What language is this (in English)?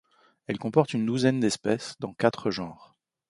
French